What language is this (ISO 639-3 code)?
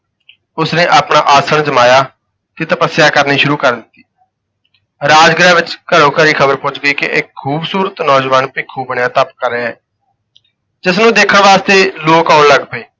pan